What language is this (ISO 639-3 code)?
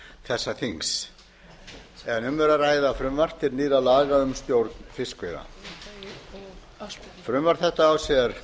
isl